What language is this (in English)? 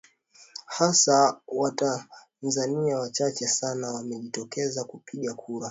Swahili